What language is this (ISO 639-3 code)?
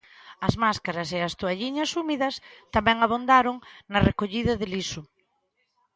glg